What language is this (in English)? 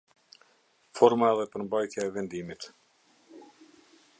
Albanian